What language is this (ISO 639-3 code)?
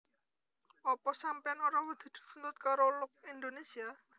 jav